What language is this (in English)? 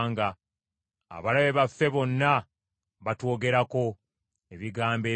Ganda